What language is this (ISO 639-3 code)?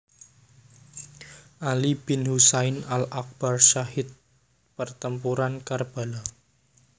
jav